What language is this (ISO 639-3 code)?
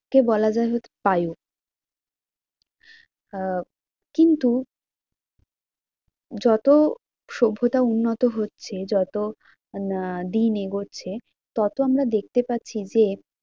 ben